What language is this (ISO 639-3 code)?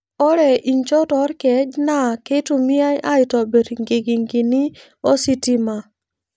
mas